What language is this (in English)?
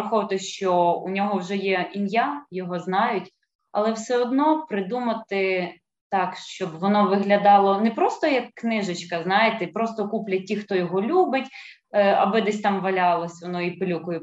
Ukrainian